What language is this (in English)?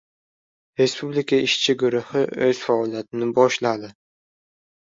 Uzbek